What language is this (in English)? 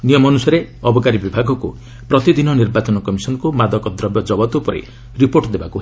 Odia